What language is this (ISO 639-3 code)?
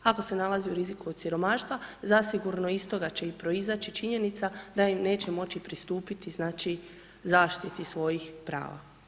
hrv